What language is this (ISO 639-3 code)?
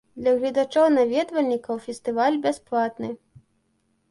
bel